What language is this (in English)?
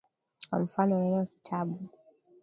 Swahili